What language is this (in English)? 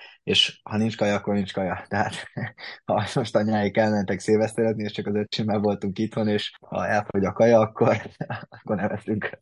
Hungarian